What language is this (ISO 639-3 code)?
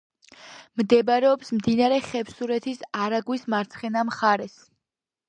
kat